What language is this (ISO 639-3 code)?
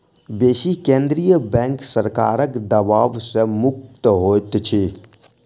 mai